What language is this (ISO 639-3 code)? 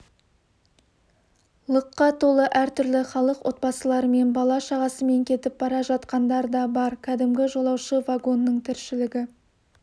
kaz